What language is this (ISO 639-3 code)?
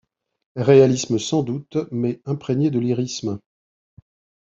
fra